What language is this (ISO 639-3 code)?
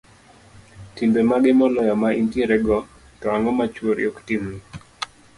luo